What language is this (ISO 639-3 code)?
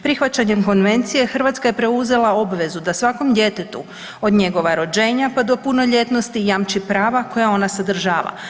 hrv